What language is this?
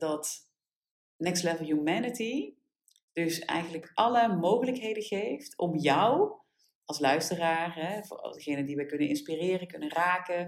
Dutch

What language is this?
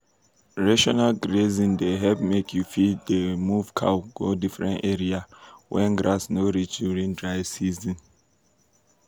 Nigerian Pidgin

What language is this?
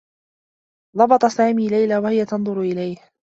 Arabic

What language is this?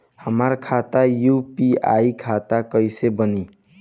Bhojpuri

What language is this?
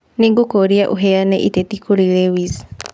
Kikuyu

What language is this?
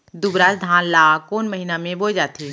Chhattisgarhi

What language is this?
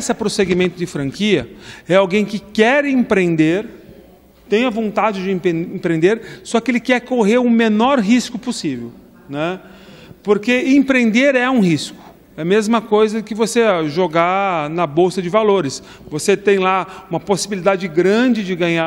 Portuguese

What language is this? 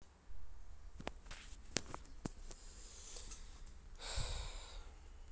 Russian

